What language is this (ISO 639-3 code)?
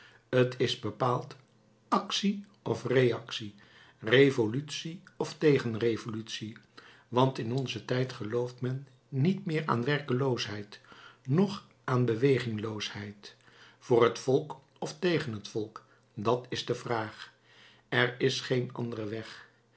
nld